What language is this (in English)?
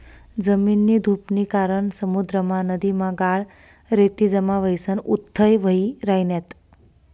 Marathi